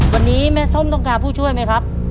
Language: Thai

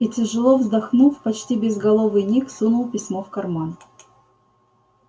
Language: Russian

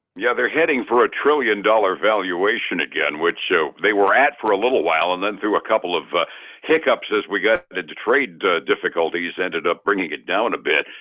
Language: English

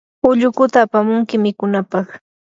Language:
Yanahuanca Pasco Quechua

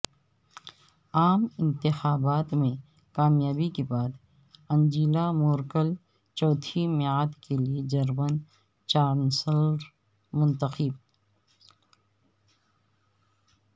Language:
Urdu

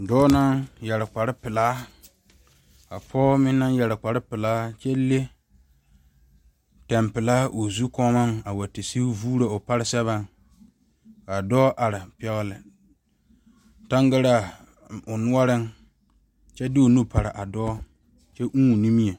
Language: Southern Dagaare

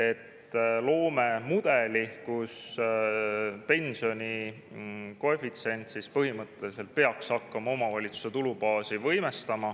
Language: Estonian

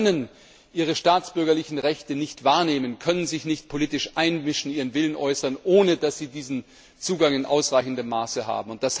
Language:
German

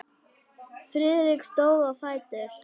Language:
Icelandic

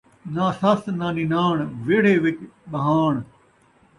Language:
Saraiki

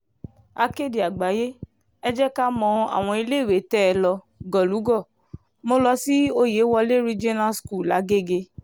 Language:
Yoruba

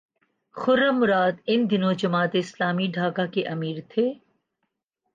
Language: Urdu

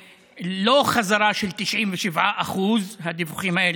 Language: Hebrew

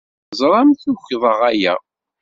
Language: Kabyle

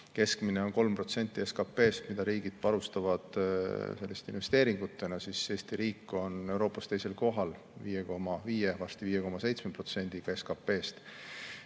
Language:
Estonian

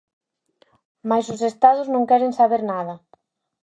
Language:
Galician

